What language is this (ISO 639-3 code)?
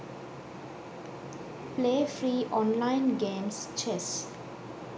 sin